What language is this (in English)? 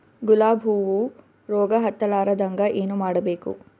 Kannada